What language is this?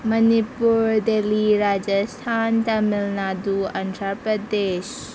Manipuri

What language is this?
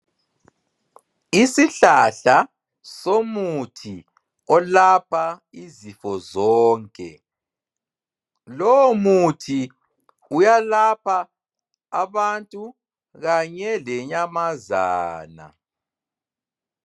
North Ndebele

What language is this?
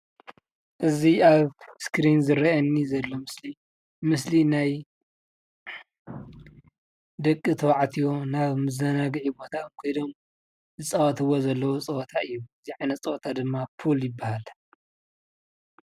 Tigrinya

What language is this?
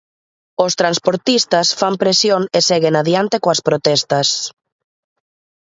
Galician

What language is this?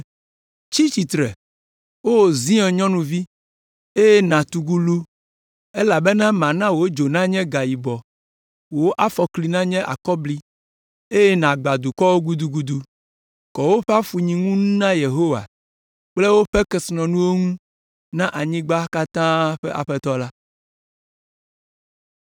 Ewe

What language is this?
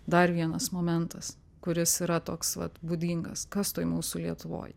Lithuanian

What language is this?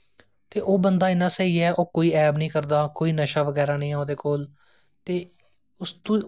Dogri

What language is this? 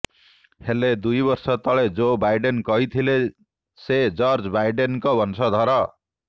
Odia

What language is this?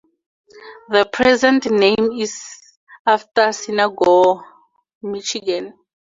English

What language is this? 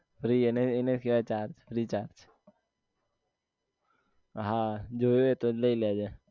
Gujarati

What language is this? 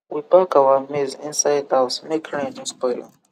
Nigerian Pidgin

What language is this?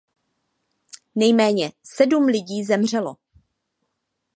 Czech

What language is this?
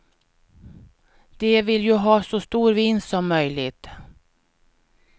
Swedish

